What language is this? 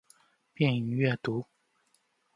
Chinese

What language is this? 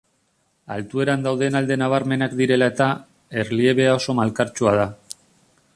Basque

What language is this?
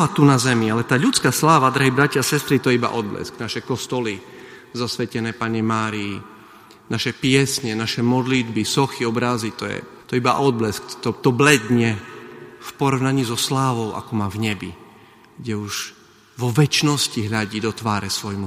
Slovak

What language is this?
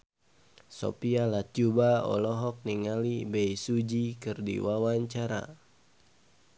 Sundanese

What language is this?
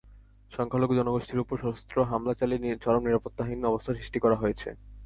Bangla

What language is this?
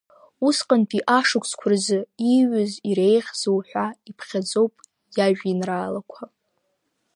Abkhazian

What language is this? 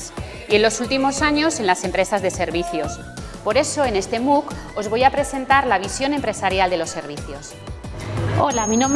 Spanish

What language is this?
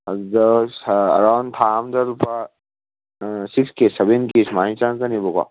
Manipuri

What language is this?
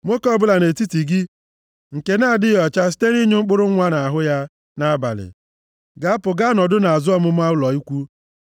Igbo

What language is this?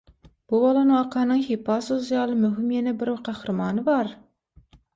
Turkmen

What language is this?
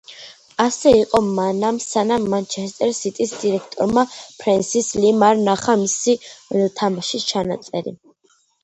Georgian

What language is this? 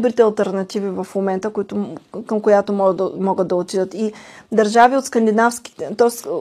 Bulgarian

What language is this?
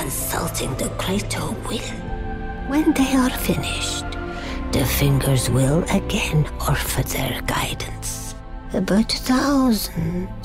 Vietnamese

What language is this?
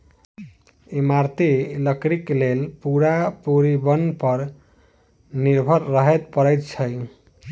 Maithili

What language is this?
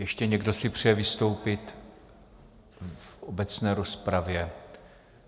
Czech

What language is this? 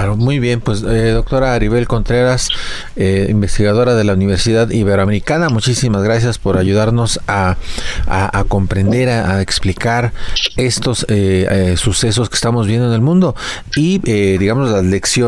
Spanish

